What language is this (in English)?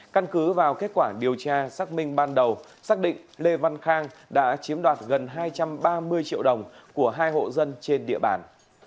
Vietnamese